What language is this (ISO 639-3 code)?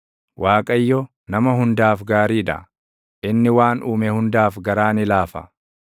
orm